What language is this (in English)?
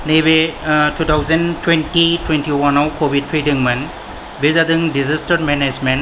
Bodo